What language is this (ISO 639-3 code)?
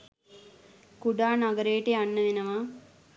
sin